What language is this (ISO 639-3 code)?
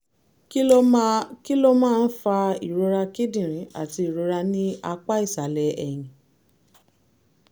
yor